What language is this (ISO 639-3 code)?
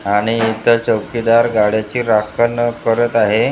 mar